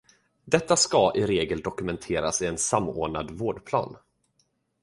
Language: Swedish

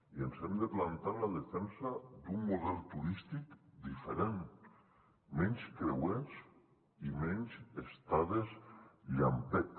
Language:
Catalan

